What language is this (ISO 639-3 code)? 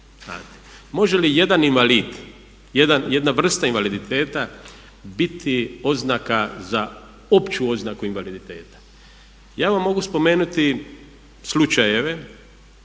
hrv